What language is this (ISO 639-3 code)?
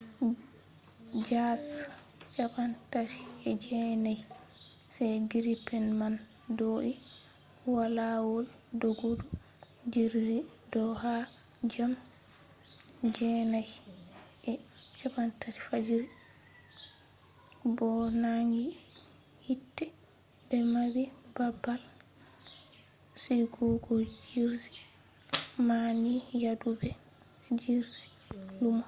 ful